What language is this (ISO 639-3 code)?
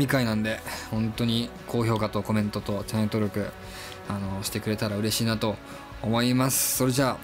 jpn